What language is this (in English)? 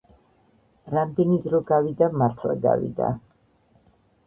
Georgian